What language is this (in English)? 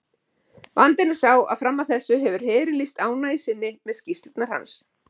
Icelandic